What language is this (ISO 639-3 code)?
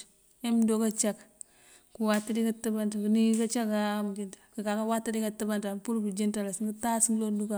mfv